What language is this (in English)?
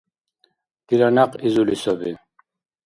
Dargwa